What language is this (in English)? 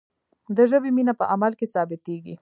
Pashto